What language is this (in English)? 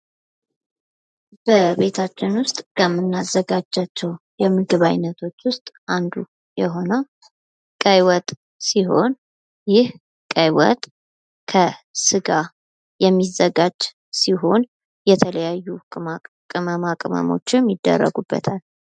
Amharic